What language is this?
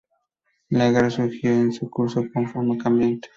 Spanish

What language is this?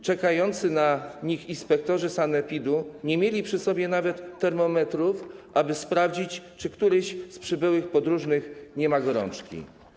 Polish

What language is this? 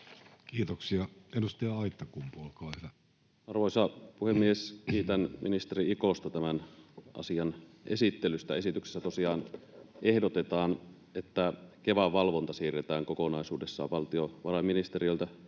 Finnish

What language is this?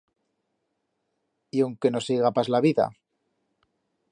Aragonese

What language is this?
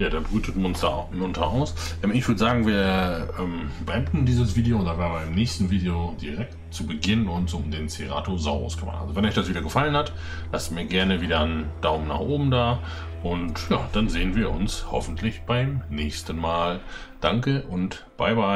German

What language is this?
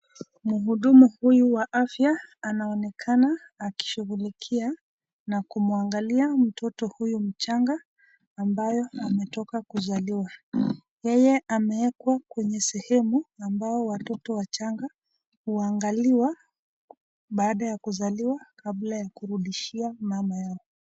Swahili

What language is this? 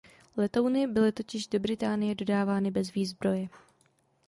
Czech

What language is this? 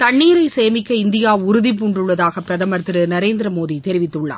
Tamil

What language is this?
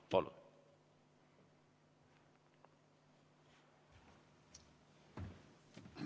Estonian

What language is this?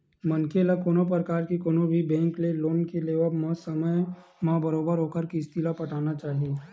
Chhattisgarhi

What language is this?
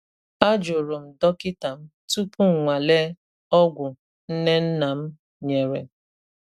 Igbo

